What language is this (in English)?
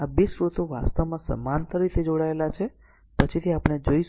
Gujarati